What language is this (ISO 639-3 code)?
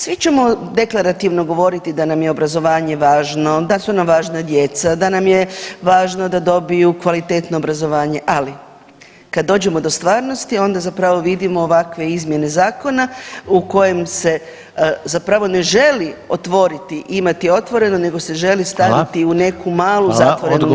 hrv